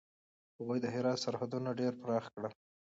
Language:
Pashto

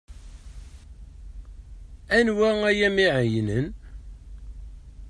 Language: Kabyle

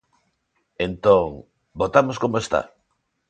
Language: Galician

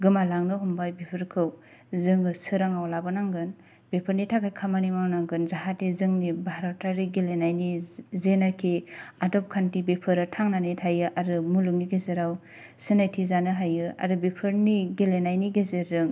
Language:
Bodo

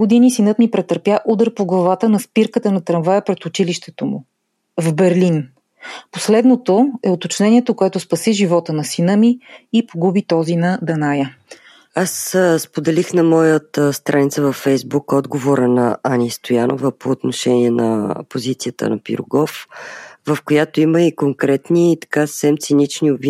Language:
Bulgarian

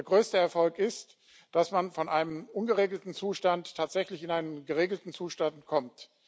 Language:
German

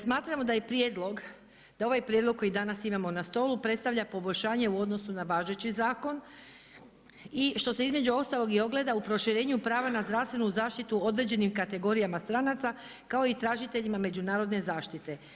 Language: Croatian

